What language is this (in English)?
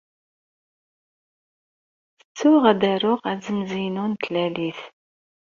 Kabyle